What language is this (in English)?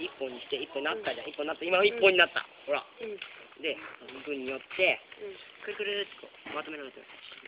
Japanese